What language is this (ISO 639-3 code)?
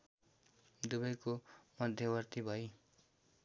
nep